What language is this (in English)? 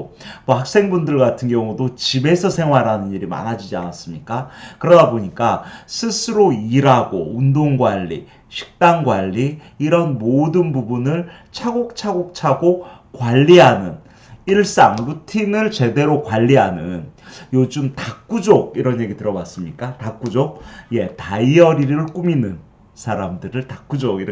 Korean